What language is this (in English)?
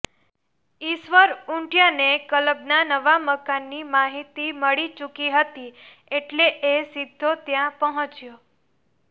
Gujarati